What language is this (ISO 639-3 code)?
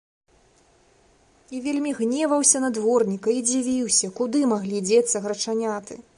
bel